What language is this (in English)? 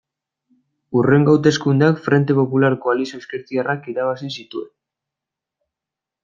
Basque